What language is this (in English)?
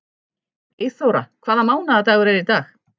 Icelandic